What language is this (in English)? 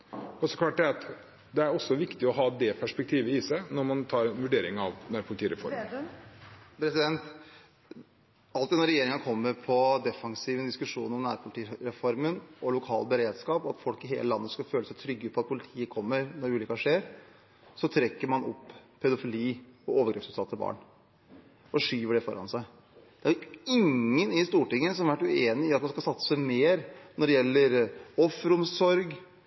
Norwegian